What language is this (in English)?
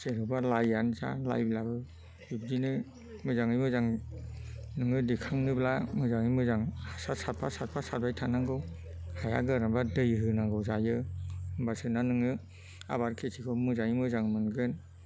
Bodo